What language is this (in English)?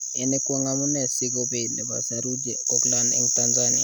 Kalenjin